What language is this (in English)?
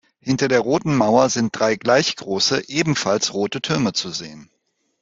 German